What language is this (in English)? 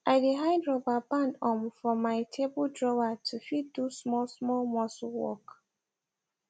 Nigerian Pidgin